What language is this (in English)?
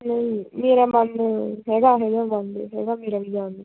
Punjabi